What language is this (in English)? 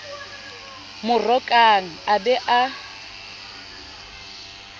Southern Sotho